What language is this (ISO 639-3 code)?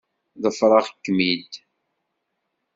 kab